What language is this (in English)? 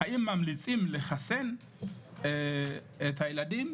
Hebrew